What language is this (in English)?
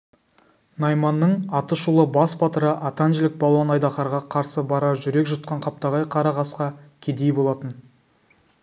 Kazakh